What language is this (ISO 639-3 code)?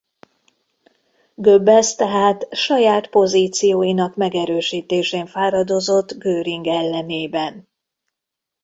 hun